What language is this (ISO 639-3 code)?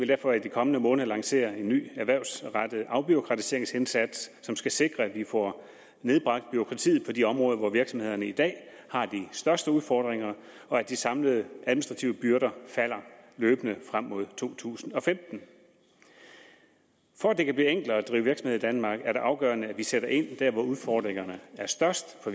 dan